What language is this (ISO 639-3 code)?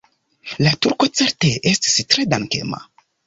epo